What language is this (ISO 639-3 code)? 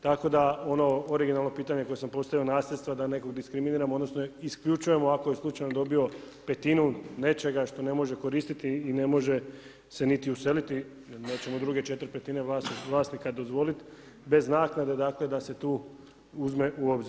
hrv